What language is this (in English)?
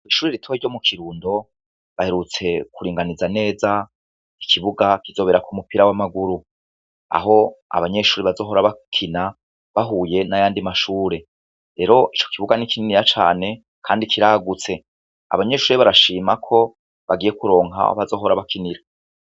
Rundi